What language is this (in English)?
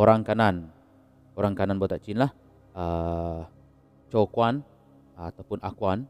Malay